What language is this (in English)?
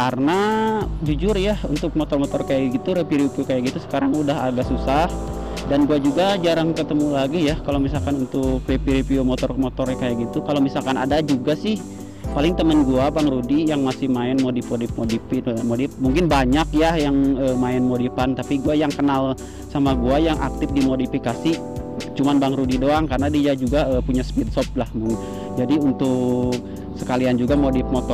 Indonesian